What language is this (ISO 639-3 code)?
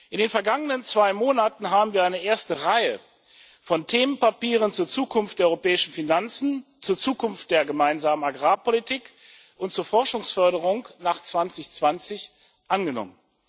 deu